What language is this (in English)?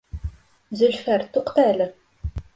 Bashkir